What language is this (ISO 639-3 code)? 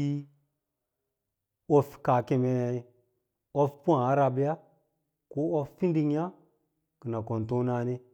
lla